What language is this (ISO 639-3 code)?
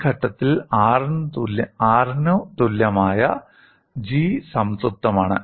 mal